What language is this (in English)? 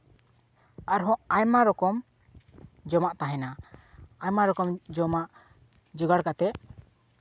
Santali